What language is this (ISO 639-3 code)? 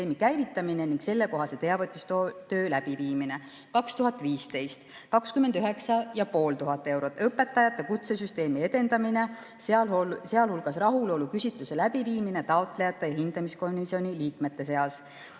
est